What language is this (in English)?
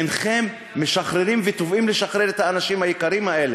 Hebrew